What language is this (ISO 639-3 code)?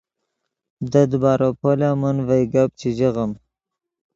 ydg